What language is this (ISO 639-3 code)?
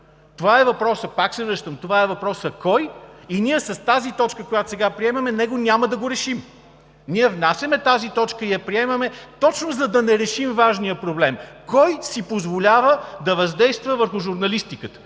bul